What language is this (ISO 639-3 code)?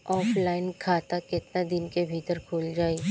bho